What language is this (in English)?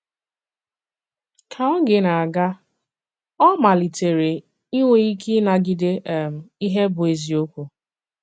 Igbo